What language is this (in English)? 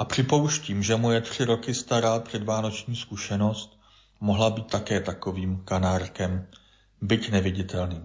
Czech